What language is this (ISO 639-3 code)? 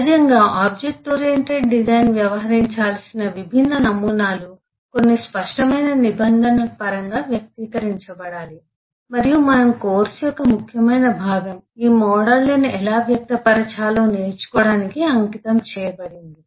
tel